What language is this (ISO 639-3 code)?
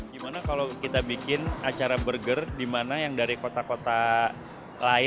ind